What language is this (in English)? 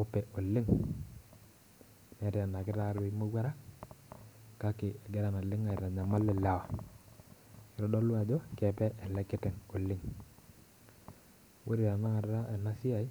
Masai